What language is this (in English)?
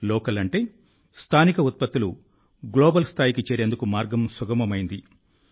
Telugu